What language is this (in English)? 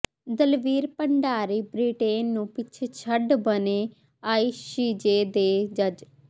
Punjabi